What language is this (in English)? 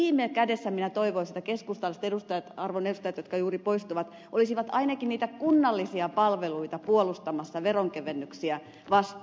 Finnish